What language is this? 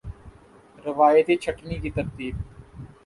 Urdu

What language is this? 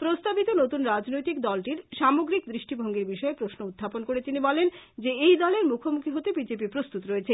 Bangla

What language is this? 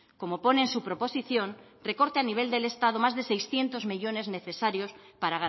Spanish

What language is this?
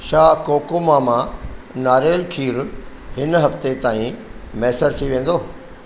Sindhi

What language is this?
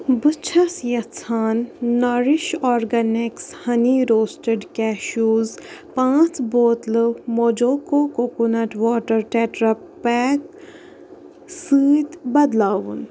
Kashmiri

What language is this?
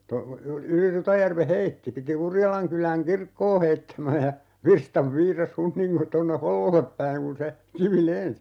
Finnish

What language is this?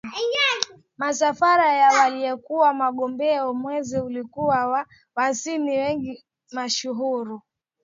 Swahili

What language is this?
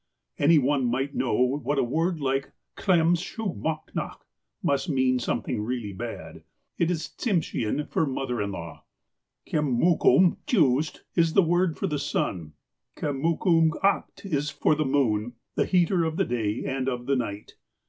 English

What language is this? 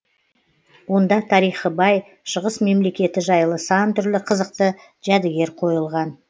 Kazakh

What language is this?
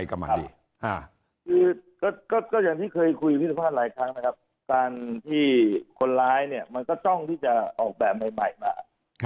Thai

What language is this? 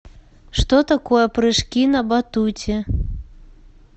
Russian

